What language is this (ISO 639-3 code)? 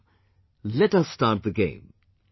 eng